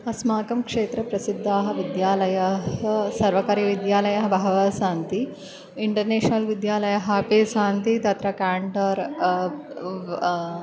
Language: Sanskrit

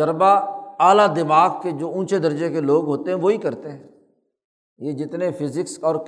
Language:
Urdu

